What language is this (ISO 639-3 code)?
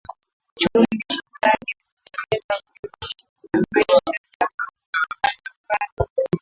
swa